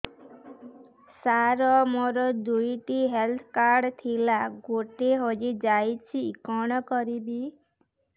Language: Odia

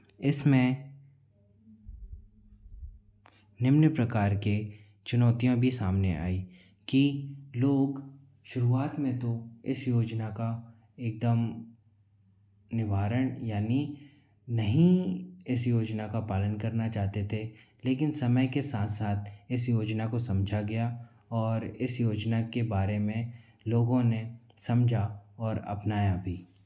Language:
Hindi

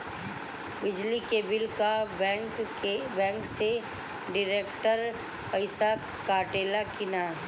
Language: Bhojpuri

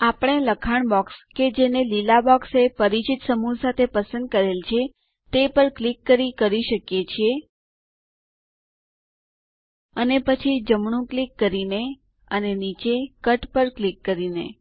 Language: Gujarati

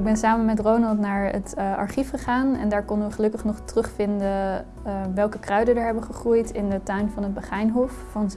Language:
Dutch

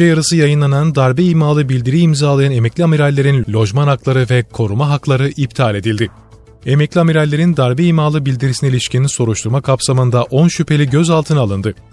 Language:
Turkish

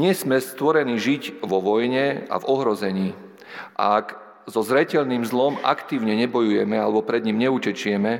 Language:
Slovak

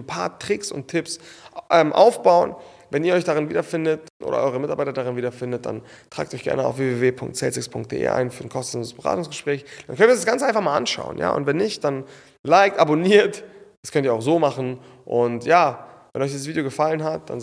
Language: German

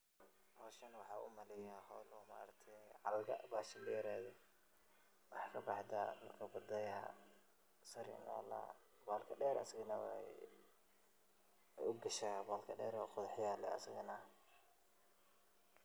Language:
Somali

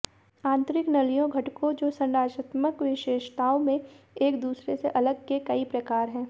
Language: Hindi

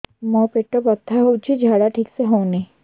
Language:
Odia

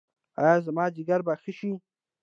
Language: Pashto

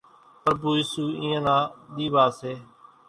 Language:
Kachi Koli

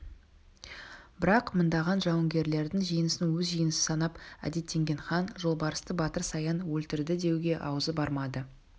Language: Kazakh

